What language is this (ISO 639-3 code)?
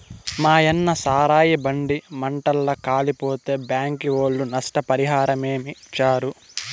tel